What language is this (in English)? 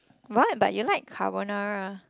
English